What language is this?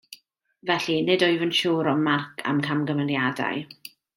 Welsh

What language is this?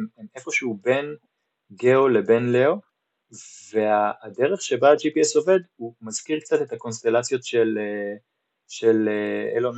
Hebrew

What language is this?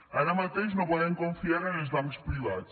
Catalan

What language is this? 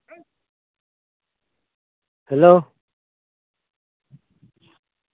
Santali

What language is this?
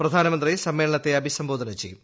Malayalam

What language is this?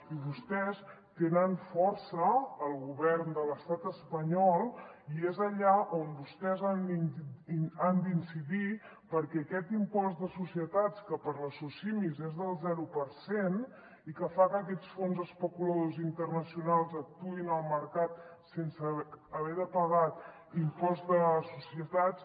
Catalan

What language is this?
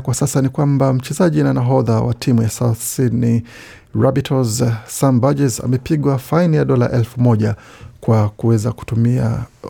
Swahili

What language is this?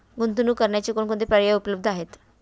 Marathi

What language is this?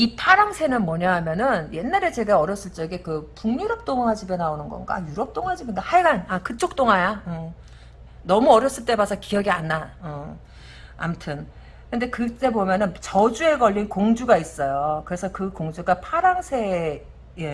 Korean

